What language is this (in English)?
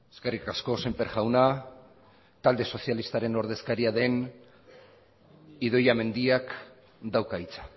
Basque